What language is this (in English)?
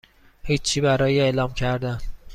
Persian